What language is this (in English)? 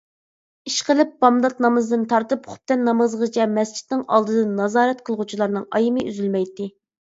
Uyghur